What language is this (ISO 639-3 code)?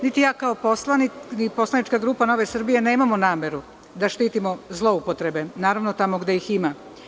srp